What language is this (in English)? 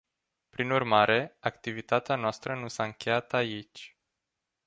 Romanian